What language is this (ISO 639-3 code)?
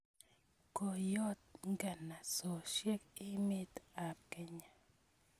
kln